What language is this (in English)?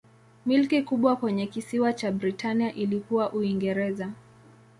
Swahili